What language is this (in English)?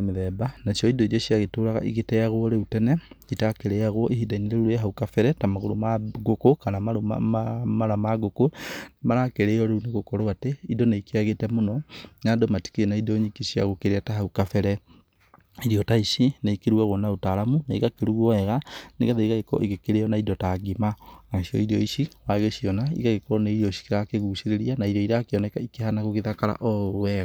Kikuyu